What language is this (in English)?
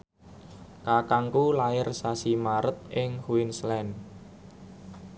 Javanese